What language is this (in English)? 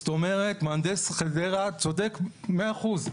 Hebrew